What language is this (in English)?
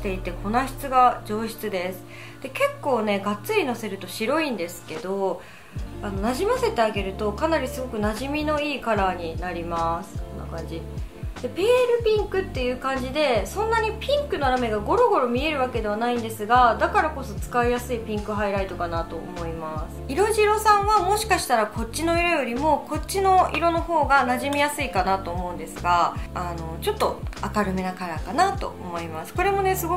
Japanese